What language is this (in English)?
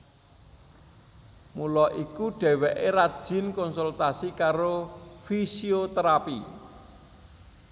Javanese